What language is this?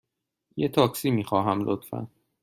Persian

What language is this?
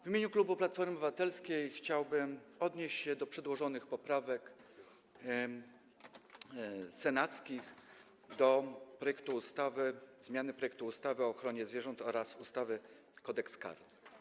Polish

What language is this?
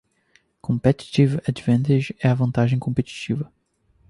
Portuguese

